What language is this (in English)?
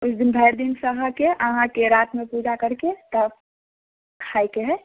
Maithili